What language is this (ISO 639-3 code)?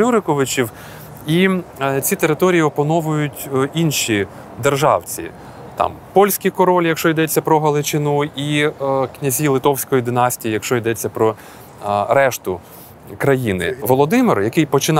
ukr